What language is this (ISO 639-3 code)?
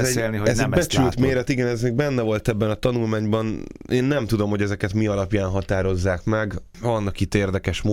hun